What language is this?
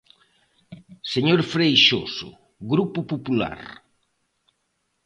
Galician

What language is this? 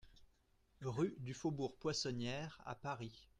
French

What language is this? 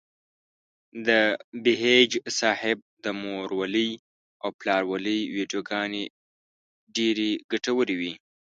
Pashto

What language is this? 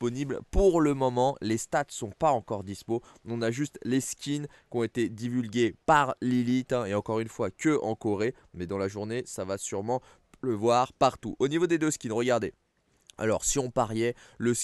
French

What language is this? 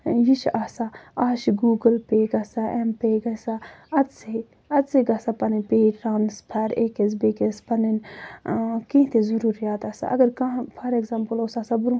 Kashmiri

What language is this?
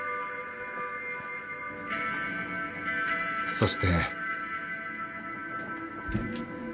Japanese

